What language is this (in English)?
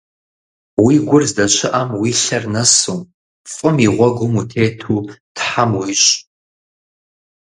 Kabardian